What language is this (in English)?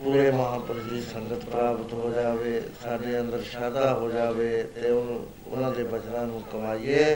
Punjabi